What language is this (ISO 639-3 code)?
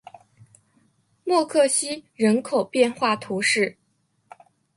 zho